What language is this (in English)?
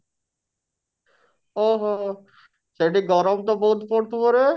Odia